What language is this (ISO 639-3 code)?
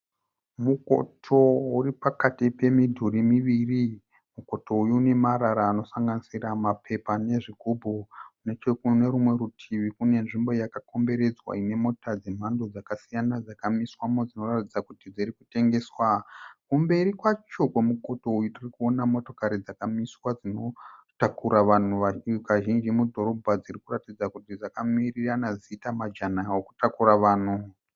sna